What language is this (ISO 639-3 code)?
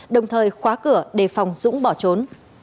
vie